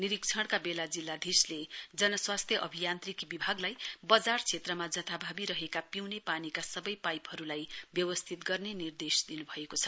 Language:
Nepali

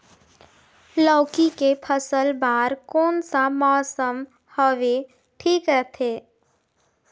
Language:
Chhattisgarhi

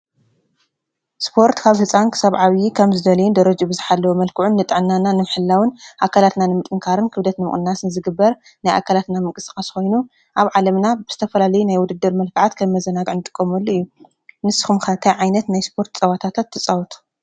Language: Tigrinya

